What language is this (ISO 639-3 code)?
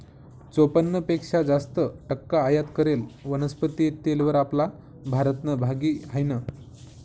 mar